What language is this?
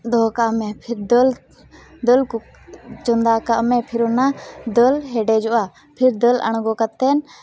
Santali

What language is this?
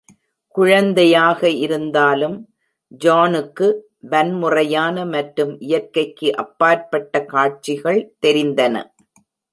Tamil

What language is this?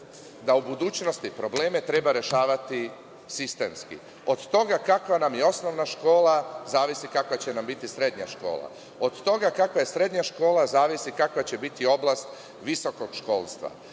Serbian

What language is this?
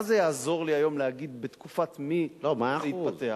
Hebrew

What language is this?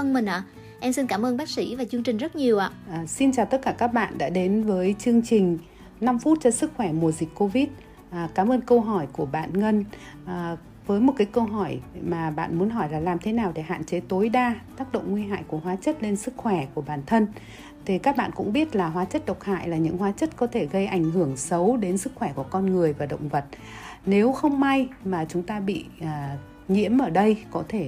Vietnamese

